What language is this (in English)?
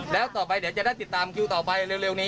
Thai